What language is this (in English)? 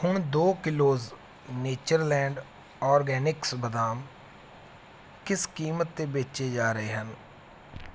Punjabi